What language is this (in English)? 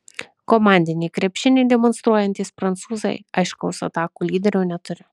Lithuanian